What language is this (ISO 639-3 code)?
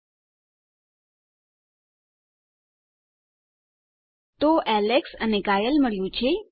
guj